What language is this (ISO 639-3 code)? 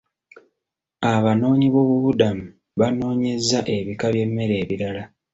lug